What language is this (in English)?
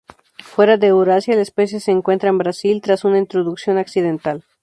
Spanish